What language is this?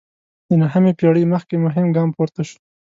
Pashto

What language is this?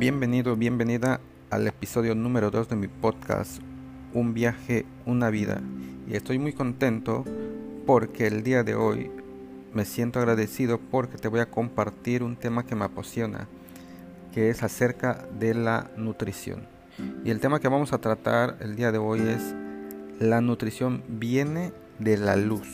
Spanish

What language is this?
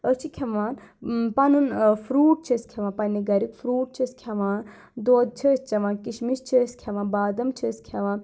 Kashmiri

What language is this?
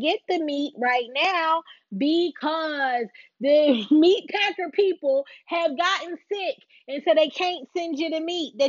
English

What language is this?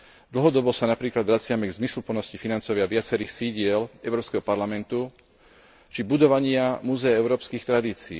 Slovak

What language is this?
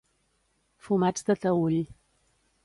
Catalan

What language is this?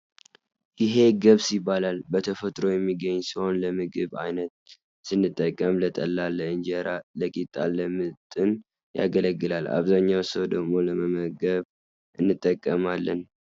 Tigrinya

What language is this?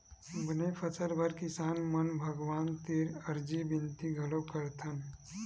Chhattisgarhi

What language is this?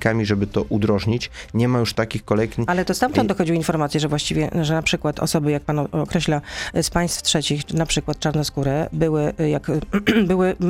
Polish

